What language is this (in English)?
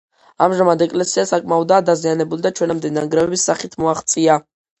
Georgian